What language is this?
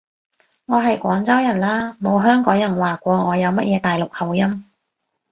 Cantonese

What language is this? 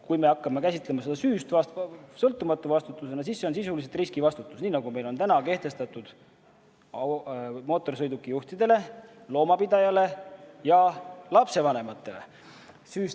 Estonian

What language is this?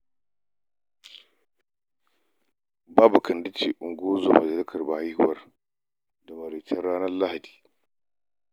Hausa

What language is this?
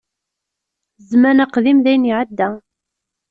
Kabyle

